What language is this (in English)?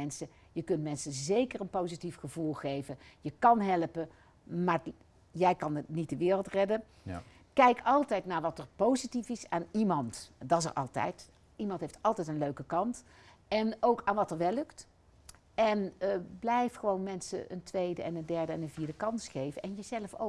Dutch